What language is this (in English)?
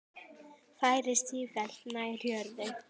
Icelandic